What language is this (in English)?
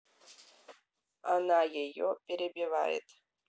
Russian